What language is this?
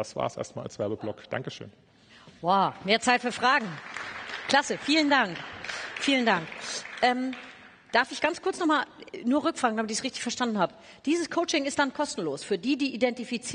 German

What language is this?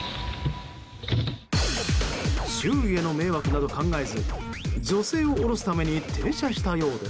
Japanese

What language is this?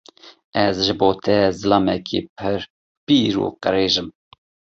Kurdish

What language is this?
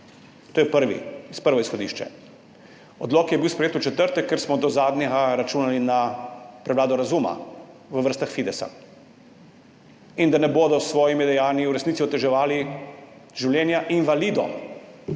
Slovenian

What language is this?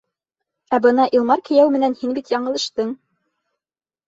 Bashkir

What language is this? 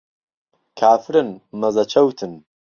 Central Kurdish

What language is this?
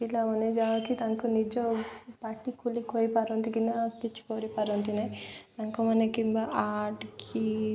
Odia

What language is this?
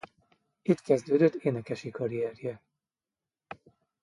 Hungarian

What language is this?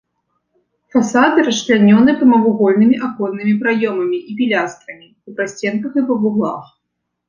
Belarusian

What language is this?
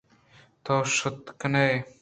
Eastern Balochi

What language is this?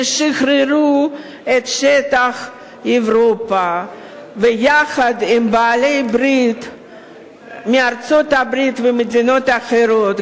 Hebrew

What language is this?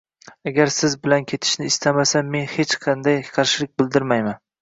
Uzbek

